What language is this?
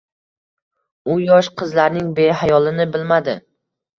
Uzbek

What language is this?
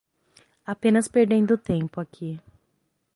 Portuguese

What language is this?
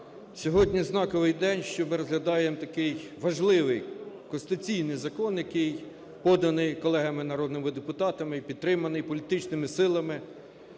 Ukrainian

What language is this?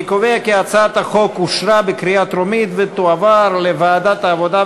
Hebrew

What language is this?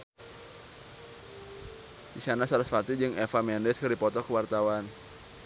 Sundanese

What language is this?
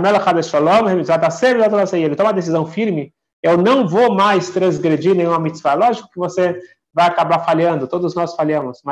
Portuguese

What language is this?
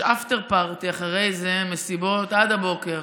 Hebrew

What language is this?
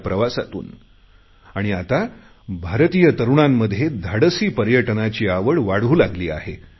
Marathi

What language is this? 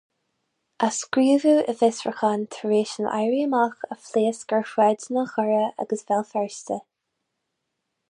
Irish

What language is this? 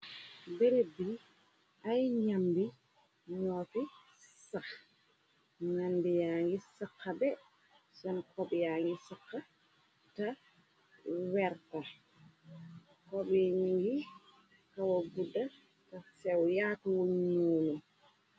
Wolof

